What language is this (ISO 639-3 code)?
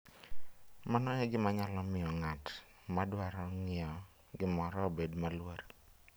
luo